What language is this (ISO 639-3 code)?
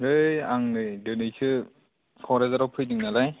brx